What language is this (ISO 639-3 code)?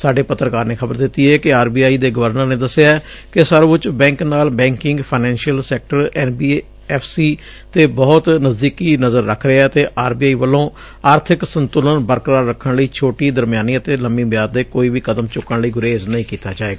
pan